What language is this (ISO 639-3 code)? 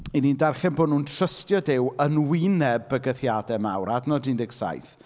cym